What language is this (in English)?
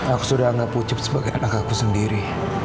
Indonesian